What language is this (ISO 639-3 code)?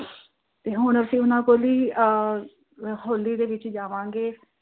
pan